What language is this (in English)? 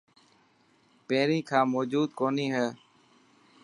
Dhatki